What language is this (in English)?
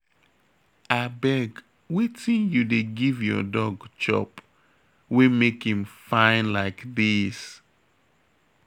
Nigerian Pidgin